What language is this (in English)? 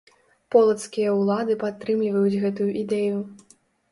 Belarusian